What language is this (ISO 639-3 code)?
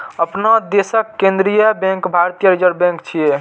mai